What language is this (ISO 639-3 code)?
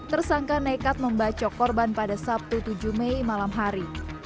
ind